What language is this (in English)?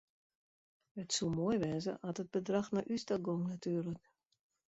Western Frisian